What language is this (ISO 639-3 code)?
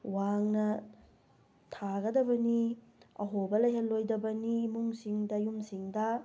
mni